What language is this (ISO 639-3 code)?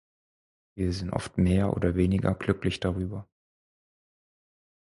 deu